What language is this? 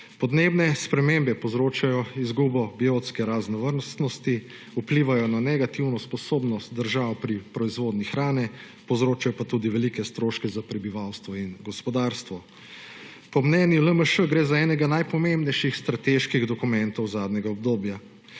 Slovenian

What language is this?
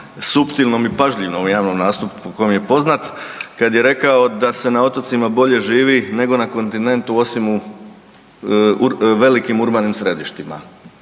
Croatian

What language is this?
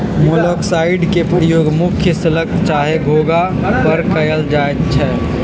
Magahi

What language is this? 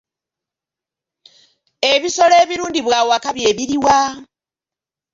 Ganda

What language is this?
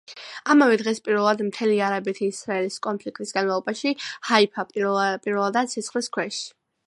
Georgian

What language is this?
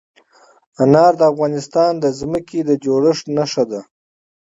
Pashto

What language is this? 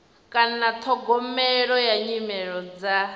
Venda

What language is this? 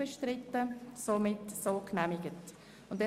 Swiss German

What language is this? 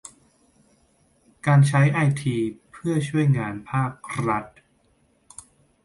Thai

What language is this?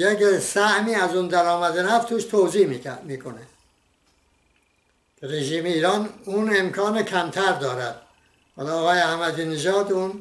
Persian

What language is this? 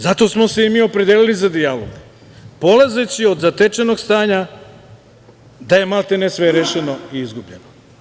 Serbian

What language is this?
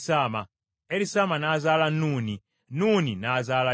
Ganda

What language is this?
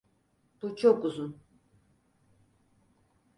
Turkish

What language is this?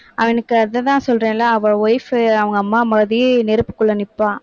Tamil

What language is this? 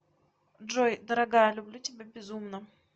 Russian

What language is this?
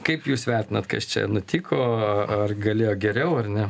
Lithuanian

